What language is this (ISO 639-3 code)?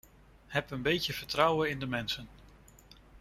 nld